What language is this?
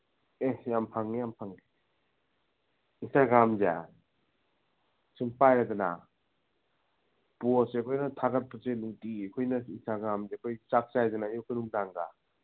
Manipuri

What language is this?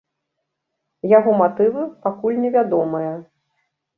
Belarusian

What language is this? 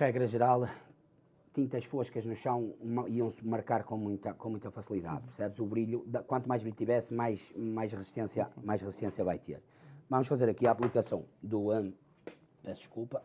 Portuguese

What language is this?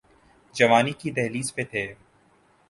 Urdu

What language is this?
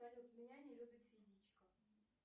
Russian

